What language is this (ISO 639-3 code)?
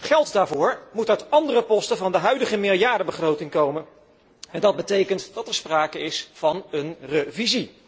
nld